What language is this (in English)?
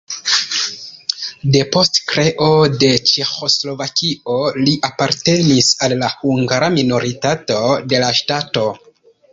Esperanto